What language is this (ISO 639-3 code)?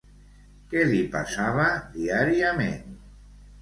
cat